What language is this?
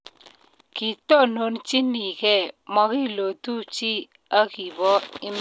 Kalenjin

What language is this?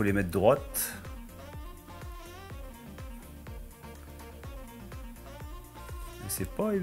French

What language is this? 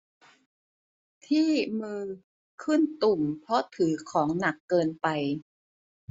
Thai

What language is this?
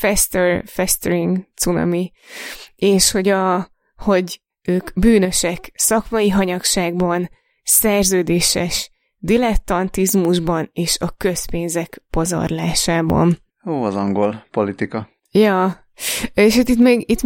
Hungarian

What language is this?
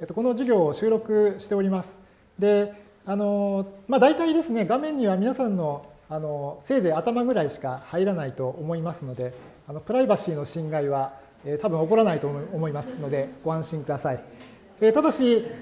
Japanese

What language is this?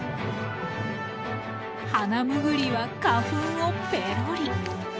Japanese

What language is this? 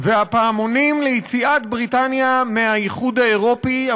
Hebrew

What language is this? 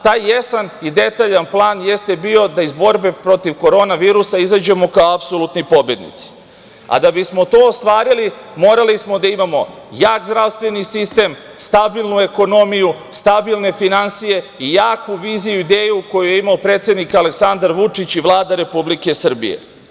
Serbian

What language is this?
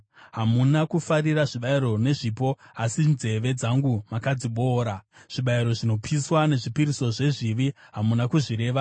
Shona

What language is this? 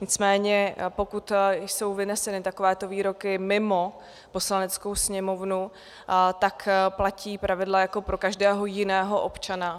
Czech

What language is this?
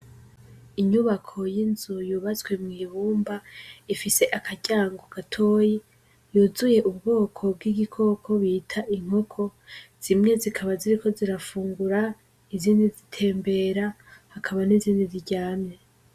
Rundi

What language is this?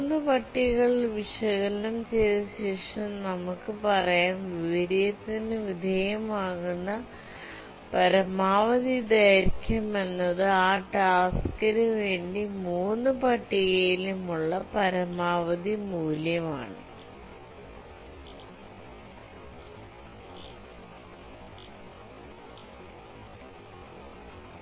Malayalam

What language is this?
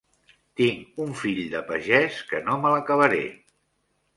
Catalan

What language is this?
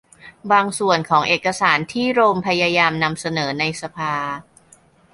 Thai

